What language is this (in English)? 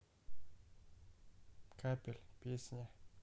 Russian